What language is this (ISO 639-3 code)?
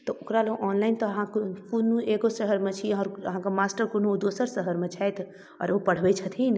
mai